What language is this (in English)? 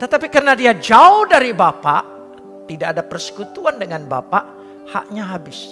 Indonesian